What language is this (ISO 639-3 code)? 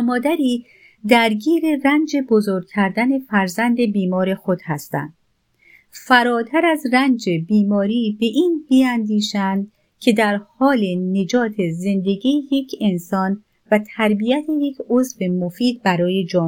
fas